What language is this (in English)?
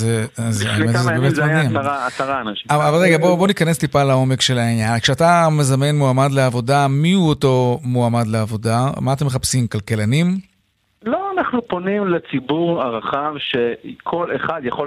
Hebrew